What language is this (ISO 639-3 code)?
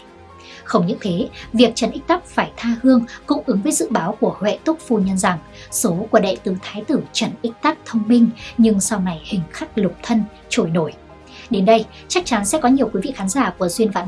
vie